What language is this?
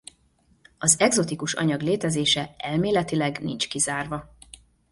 Hungarian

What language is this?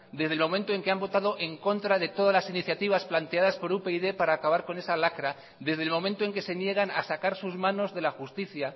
Spanish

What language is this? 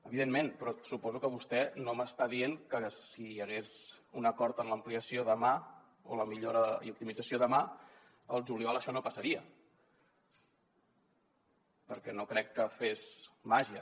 Catalan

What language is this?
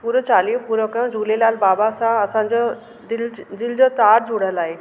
Sindhi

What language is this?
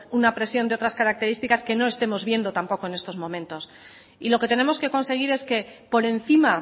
Spanish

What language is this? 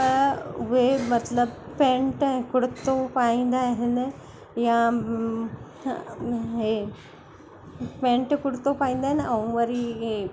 Sindhi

